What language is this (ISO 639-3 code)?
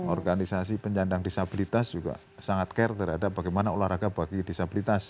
ind